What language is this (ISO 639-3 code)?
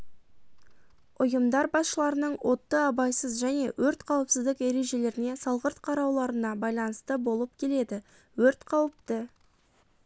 kaz